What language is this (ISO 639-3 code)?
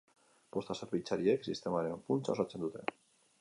eus